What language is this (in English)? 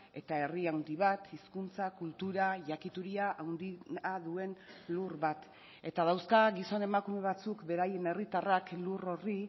Basque